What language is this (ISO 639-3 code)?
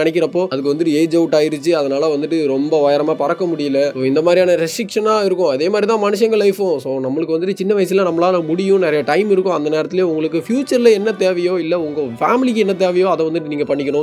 tam